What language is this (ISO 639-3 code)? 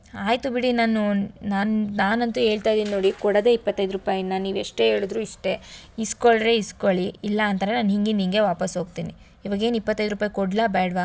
kan